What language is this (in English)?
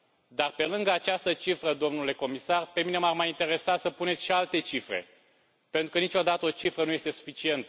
Romanian